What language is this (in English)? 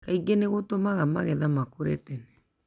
Kikuyu